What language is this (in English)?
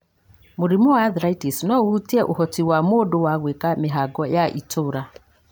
Kikuyu